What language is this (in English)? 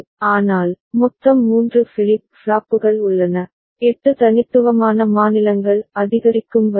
Tamil